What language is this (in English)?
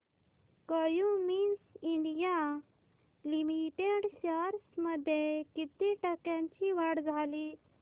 Marathi